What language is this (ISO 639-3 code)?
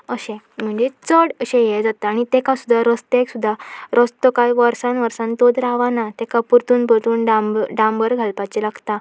kok